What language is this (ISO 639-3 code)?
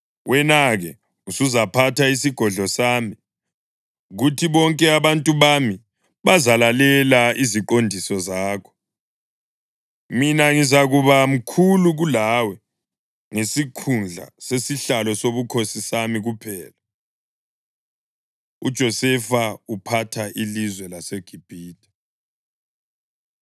nde